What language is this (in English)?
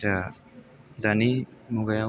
Bodo